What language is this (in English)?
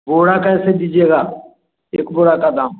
Hindi